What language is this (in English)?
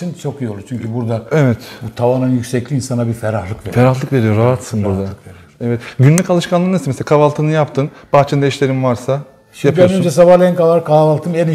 Turkish